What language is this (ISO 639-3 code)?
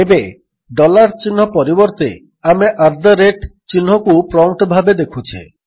ori